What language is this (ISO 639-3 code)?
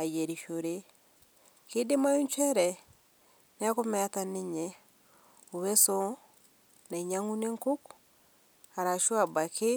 mas